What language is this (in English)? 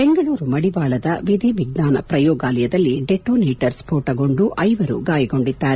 Kannada